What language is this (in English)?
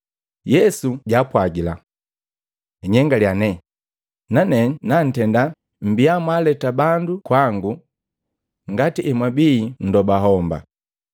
Matengo